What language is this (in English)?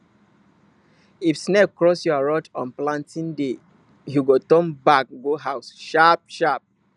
Nigerian Pidgin